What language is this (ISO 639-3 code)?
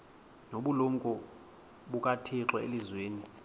xho